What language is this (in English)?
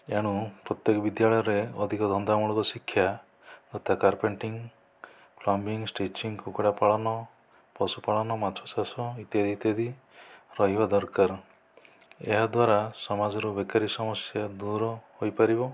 Odia